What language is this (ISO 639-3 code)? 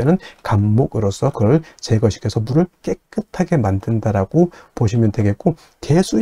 kor